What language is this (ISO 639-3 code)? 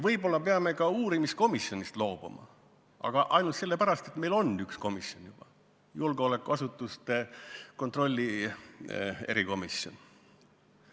est